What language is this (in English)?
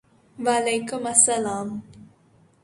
Urdu